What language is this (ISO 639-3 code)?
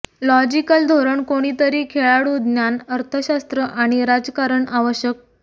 mar